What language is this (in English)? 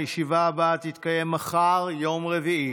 Hebrew